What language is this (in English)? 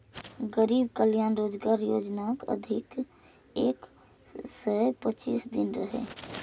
Maithili